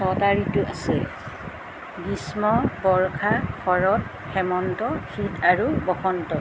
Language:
Assamese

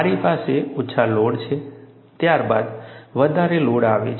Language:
Gujarati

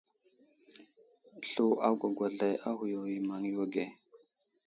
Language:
Wuzlam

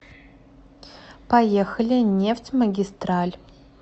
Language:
Russian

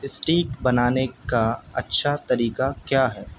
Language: Urdu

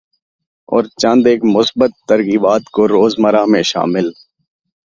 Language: Urdu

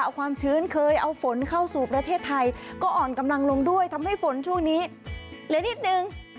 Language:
Thai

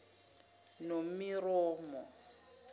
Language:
Zulu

